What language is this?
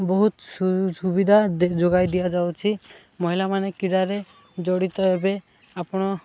Odia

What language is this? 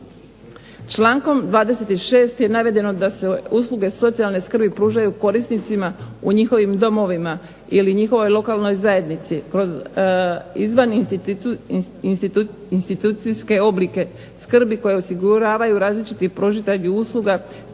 Croatian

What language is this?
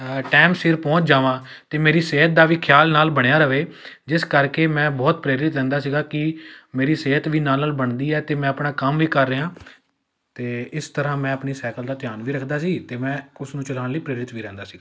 Punjabi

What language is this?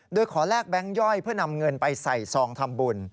Thai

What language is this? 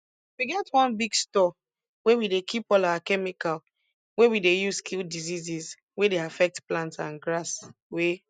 Nigerian Pidgin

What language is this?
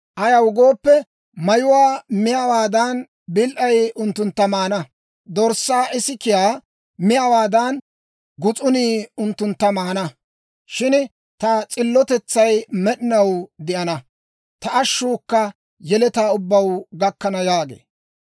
Dawro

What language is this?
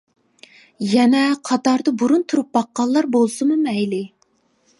Uyghur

